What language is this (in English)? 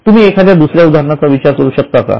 Marathi